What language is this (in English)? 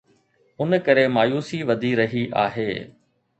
Sindhi